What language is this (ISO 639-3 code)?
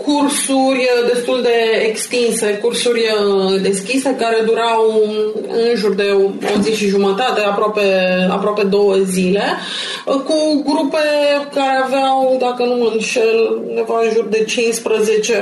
ron